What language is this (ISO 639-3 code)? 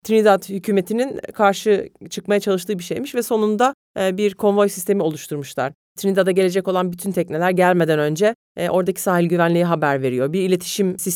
tur